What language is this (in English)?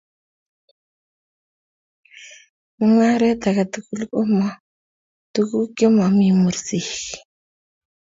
Kalenjin